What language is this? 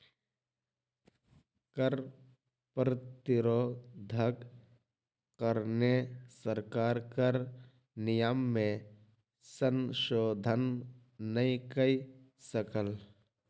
Maithili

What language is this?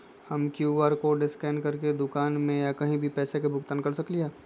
Magahi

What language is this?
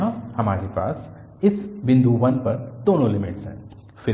Hindi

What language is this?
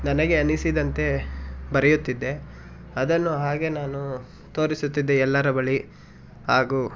Kannada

